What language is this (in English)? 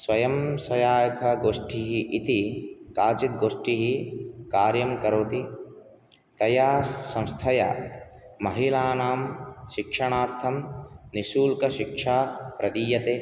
Sanskrit